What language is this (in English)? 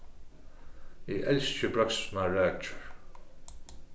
Faroese